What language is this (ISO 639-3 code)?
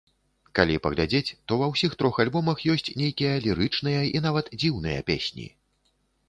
bel